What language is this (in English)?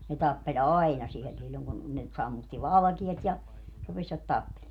Finnish